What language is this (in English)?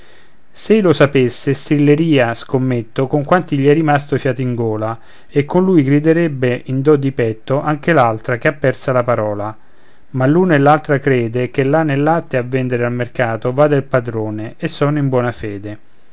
Italian